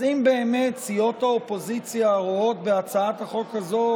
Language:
Hebrew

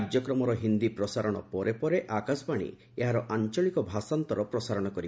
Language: Odia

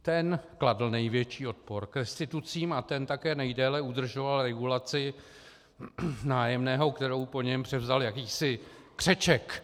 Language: Czech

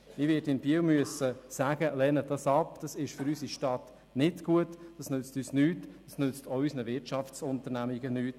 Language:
Swiss German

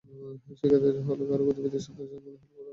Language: Bangla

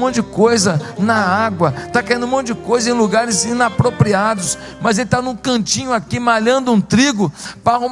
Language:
Portuguese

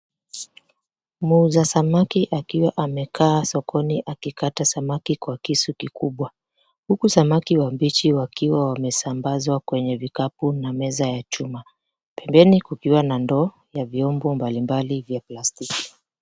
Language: Swahili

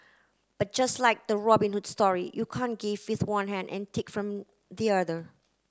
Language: English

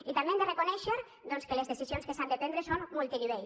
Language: Catalan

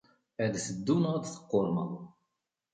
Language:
Kabyle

